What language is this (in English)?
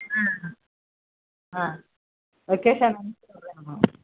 Tamil